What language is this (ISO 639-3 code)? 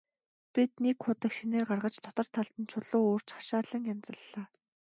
mon